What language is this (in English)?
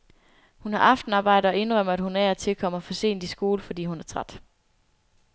Danish